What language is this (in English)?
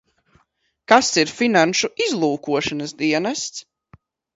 Latvian